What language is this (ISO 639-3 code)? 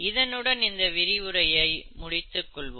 tam